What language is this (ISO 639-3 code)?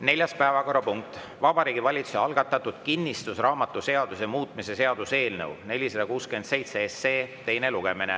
est